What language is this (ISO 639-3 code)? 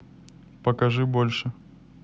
rus